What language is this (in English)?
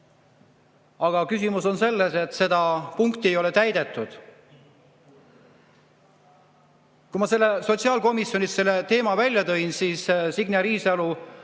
Estonian